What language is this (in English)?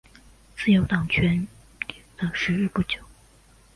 Chinese